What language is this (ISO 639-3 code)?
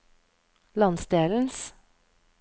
nor